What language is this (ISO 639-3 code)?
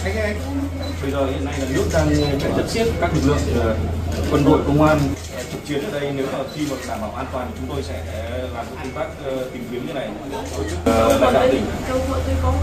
vie